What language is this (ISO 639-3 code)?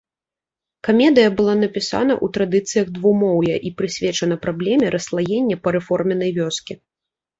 bel